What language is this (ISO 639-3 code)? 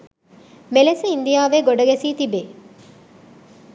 sin